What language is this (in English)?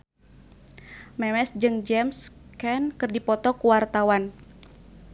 Sundanese